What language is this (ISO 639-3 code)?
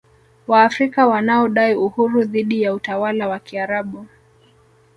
swa